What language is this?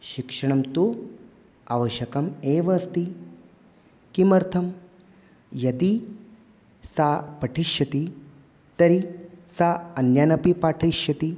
Sanskrit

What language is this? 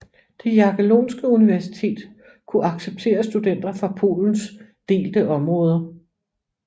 Danish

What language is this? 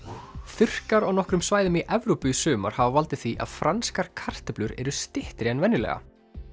Icelandic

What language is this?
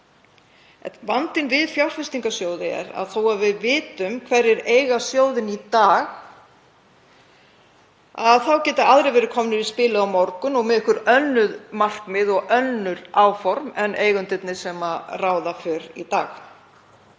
Icelandic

